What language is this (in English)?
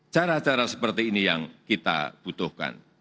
Indonesian